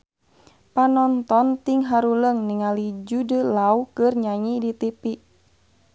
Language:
Sundanese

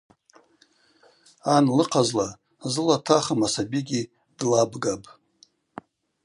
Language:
Abaza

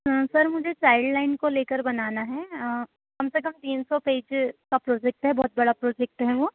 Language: Hindi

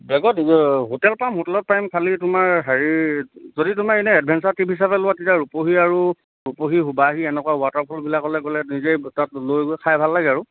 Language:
Assamese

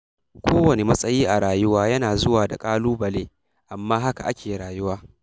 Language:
Hausa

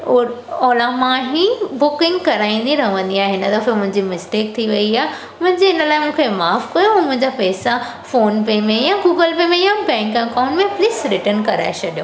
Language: Sindhi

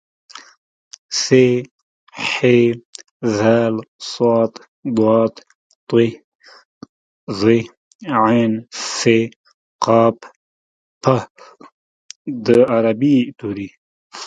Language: Pashto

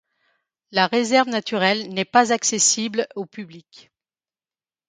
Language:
French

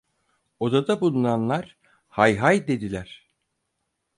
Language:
Turkish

